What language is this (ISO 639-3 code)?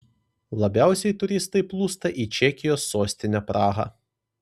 lit